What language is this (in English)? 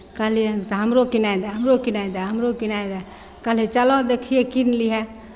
Maithili